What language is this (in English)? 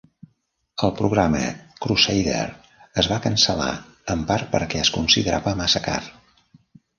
Catalan